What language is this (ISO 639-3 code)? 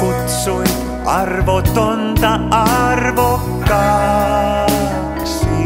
fin